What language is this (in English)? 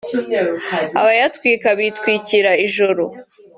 Kinyarwanda